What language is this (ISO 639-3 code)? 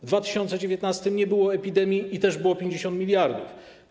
pol